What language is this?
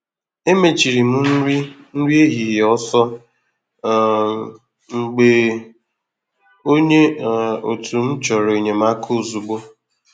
Igbo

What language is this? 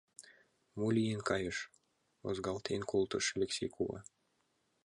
Mari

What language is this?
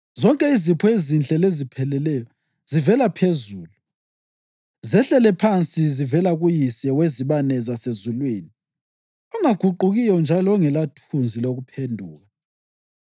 North Ndebele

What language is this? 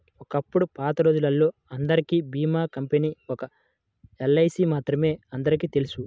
Telugu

